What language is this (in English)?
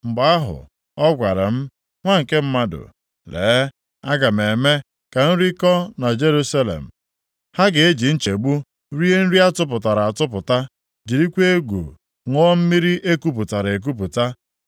Igbo